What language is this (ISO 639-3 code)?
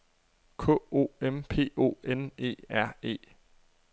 dan